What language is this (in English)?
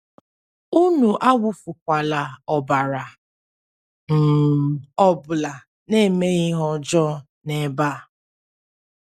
Igbo